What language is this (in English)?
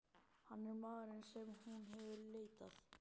Icelandic